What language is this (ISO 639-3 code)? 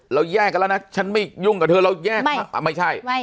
tha